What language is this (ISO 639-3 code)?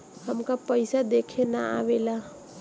bho